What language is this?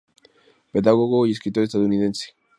Spanish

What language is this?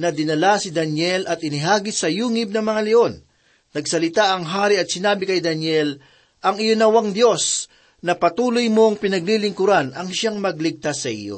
Filipino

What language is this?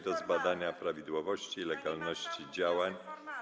Polish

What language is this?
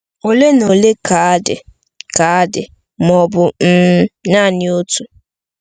Igbo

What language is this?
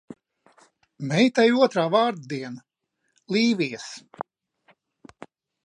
Latvian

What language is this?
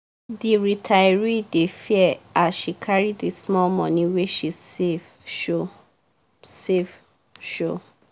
Nigerian Pidgin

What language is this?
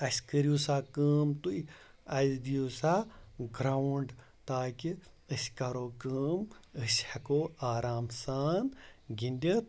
Kashmiri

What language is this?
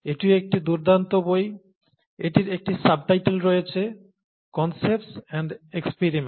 Bangla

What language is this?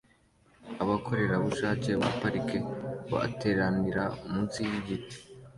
Kinyarwanda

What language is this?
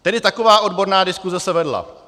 Czech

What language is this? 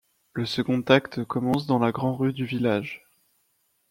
French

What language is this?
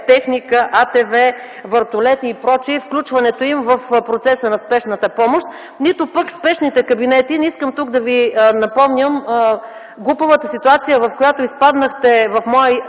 Bulgarian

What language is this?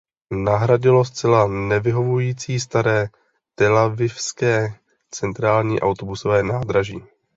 Czech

